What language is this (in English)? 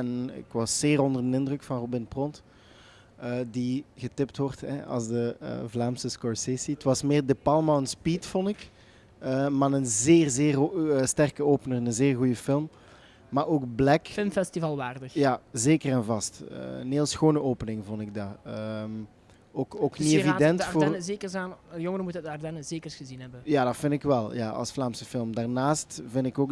Dutch